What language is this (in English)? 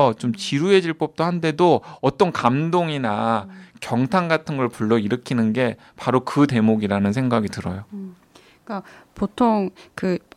Korean